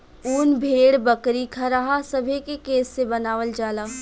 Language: Bhojpuri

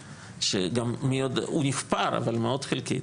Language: Hebrew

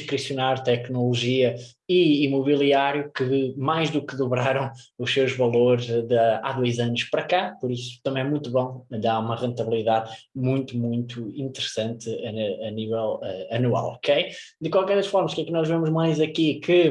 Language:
Portuguese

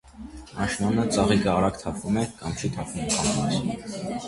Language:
Armenian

